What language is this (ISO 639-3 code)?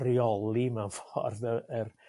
cym